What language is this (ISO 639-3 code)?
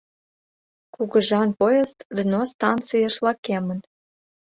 chm